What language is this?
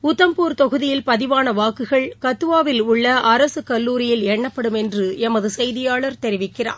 Tamil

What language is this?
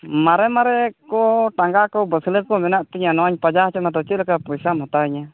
Santali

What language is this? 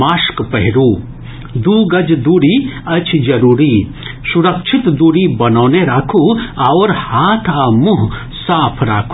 Maithili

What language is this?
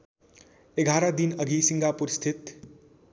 Nepali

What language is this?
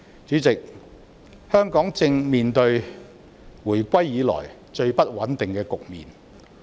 Cantonese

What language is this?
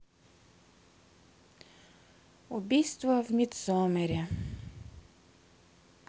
Russian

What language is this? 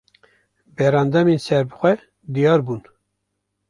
Kurdish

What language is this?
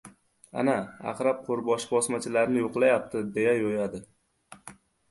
Uzbek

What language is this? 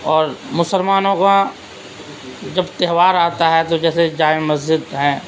Urdu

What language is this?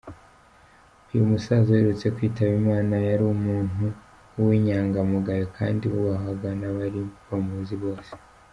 Kinyarwanda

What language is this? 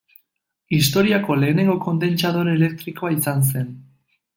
Basque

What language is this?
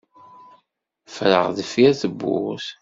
Kabyle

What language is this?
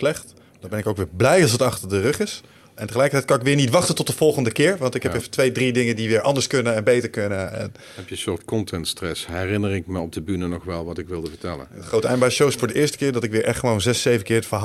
Dutch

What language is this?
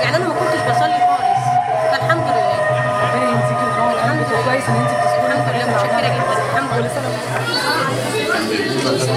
Arabic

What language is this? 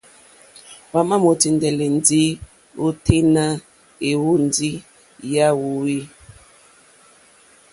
Mokpwe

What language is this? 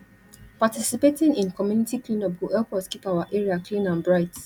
Nigerian Pidgin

